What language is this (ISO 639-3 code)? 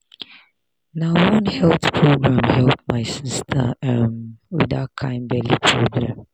pcm